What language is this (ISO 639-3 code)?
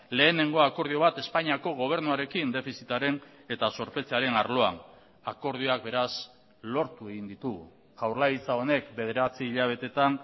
eus